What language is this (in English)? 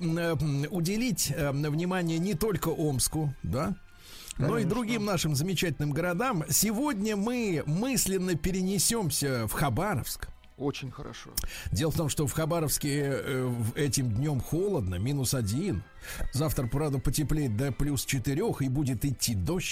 Russian